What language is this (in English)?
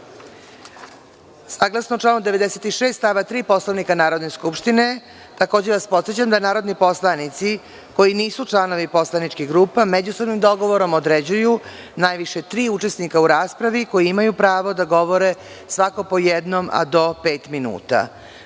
Serbian